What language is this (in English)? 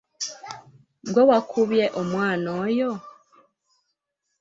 Ganda